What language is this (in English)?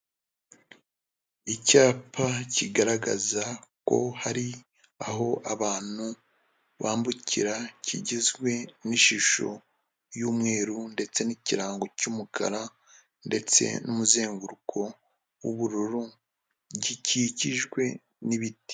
Kinyarwanda